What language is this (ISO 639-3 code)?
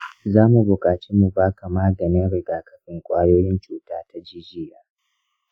hau